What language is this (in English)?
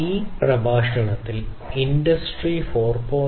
Malayalam